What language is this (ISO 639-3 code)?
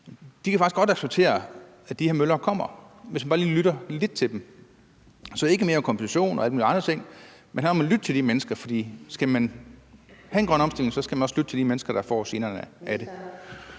dan